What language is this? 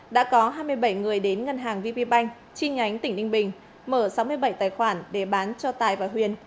Vietnamese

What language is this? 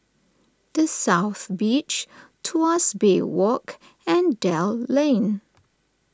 English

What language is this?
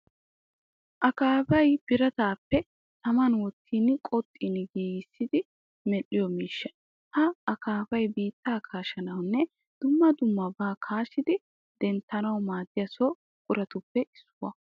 Wolaytta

